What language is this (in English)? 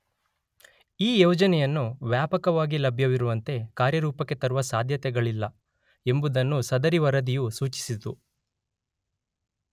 Kannada